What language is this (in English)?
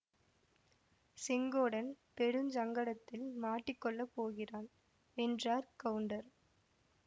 Tamil